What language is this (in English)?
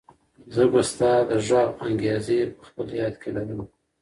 Pashto